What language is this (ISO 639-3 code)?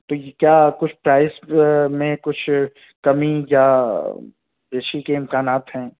urd